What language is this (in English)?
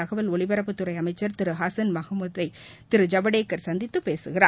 Tamil